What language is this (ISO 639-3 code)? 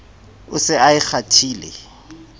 sot